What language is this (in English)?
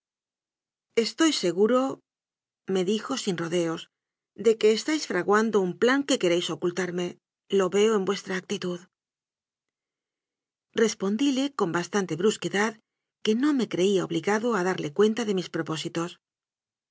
Spanish